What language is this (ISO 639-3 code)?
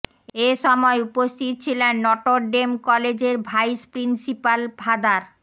ben